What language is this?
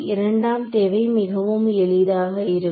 Tamil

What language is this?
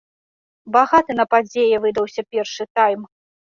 Belarusian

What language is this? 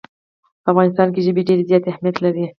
Pashto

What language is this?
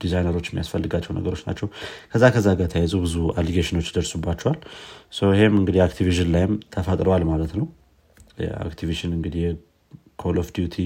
Amharic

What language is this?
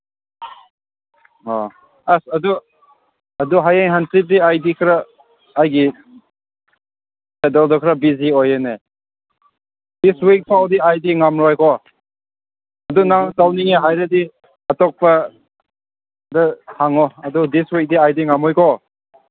Manipuri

